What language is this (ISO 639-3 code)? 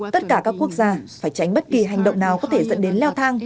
vie